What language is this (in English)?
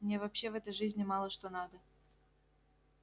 Russian